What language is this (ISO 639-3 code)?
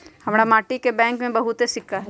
mag